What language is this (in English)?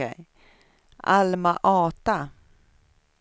Swedish